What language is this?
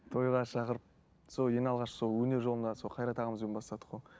Kazakh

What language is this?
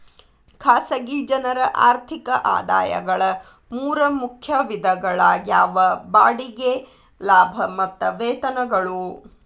Kannada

